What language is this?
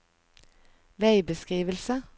Norwegian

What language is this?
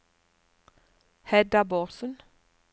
Norwegian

